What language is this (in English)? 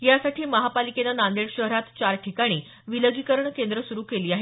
Marathi